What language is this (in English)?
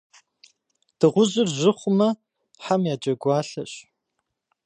Kabardian